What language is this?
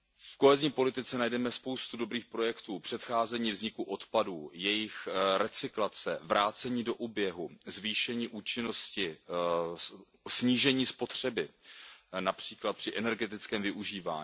Czech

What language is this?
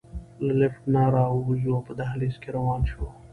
Pashto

